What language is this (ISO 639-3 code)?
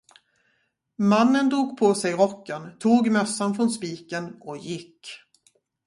swe